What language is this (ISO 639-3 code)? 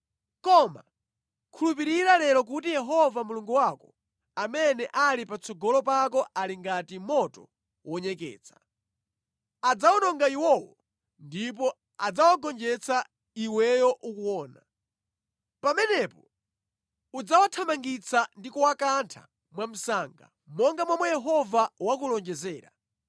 nya